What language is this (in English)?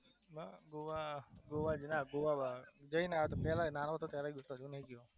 Gujarati